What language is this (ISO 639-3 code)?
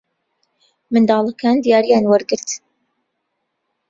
ckb